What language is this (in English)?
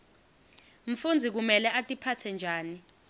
Swati